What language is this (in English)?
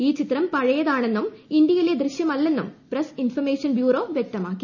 Malayalam